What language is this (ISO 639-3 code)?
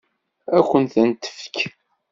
kab